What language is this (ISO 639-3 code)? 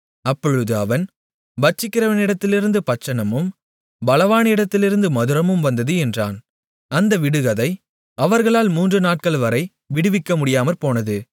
tam